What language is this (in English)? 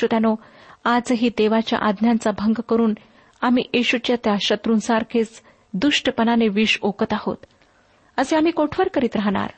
Marathi